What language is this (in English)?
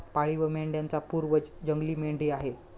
Marathi